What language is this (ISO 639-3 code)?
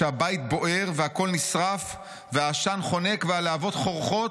heb